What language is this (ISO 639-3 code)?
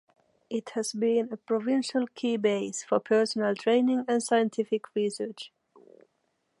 eng